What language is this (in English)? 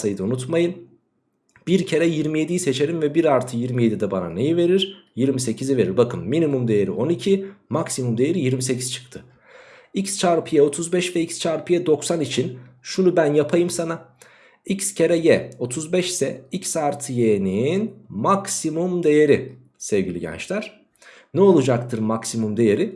Turkish